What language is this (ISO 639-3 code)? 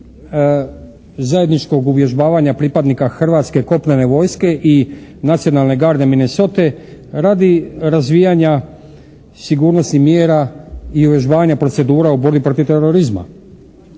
hrv